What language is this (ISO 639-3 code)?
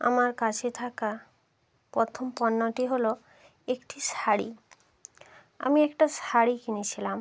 ben